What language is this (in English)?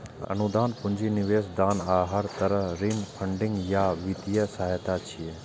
Maithili